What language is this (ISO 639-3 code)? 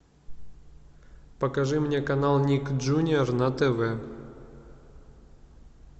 rus